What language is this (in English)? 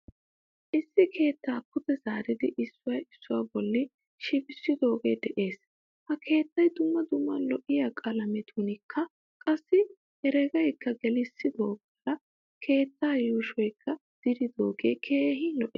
Wolaytta